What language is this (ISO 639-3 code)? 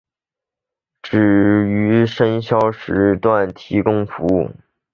zho